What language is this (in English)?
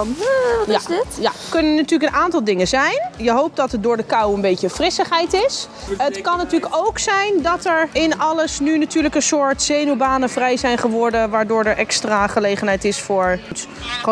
Dutch